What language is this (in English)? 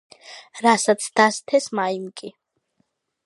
Georgian